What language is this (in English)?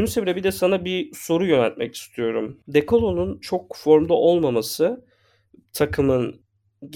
Turkish